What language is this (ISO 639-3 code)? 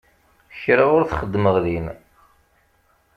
kab